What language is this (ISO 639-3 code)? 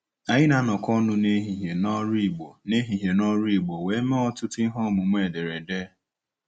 ibo